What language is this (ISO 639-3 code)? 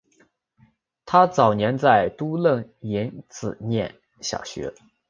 zho